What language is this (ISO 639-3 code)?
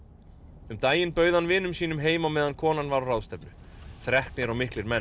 isl